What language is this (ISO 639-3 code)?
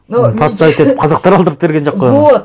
kaz